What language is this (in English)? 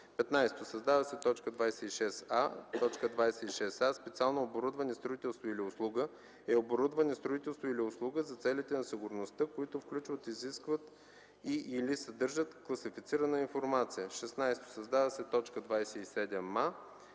Bulgarian